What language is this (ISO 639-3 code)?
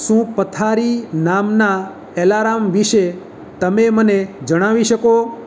guj